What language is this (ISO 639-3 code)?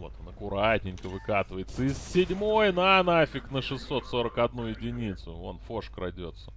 rus